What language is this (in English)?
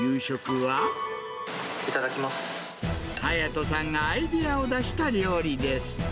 Japanese